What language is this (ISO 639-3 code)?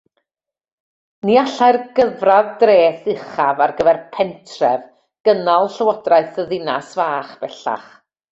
cym